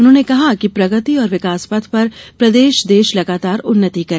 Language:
Hindi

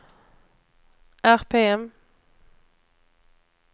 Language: Swedish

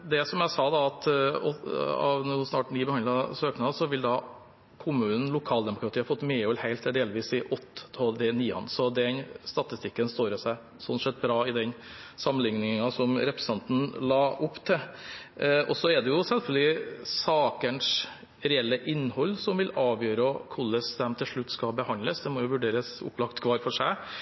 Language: Norwegian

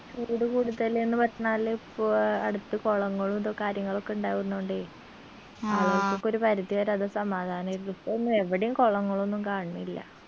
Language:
Malayalam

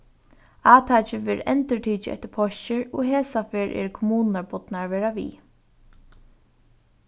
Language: Faroese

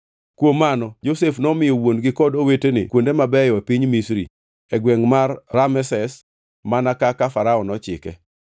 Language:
Luo (Kenya and Tanzania)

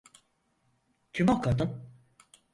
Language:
Turkish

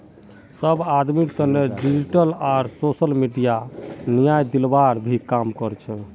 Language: Magahi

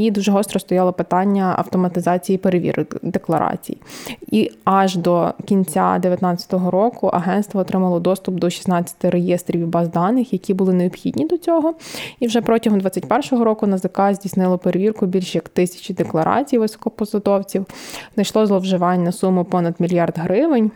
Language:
Ukrainian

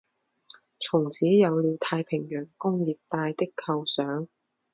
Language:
Chinese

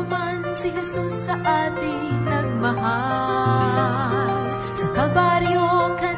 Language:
Filipino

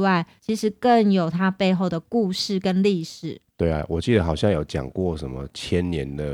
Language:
Chinese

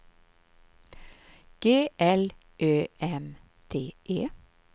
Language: Swedish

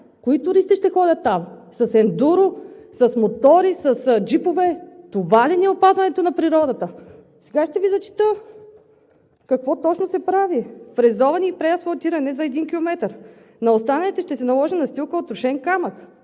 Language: Bulgarian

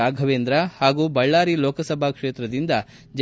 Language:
Kannada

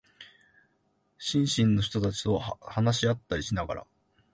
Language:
Japanese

